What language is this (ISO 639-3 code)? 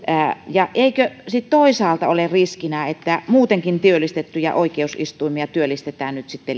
fin